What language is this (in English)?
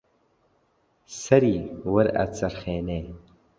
Central Kurdish